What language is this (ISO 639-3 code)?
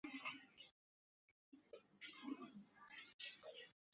ara